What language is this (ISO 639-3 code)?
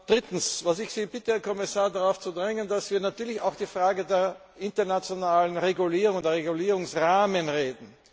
deu